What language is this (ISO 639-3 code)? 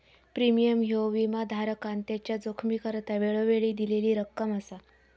mar